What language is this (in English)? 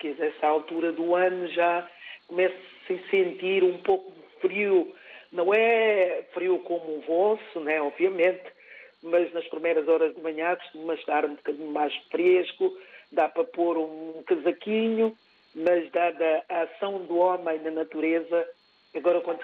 Portuguese